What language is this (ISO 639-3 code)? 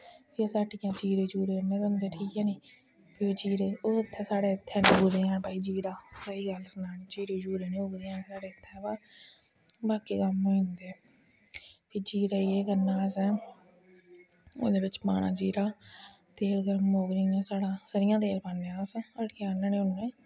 doi